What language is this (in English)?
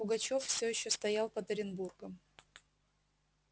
Russian